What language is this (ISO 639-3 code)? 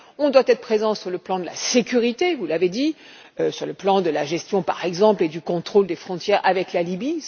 fra